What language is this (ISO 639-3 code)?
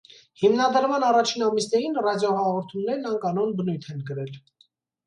hye